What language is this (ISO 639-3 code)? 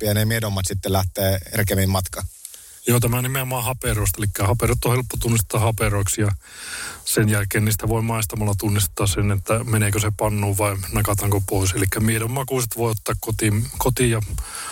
fin